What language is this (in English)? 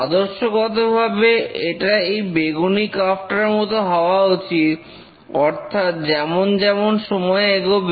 Bangla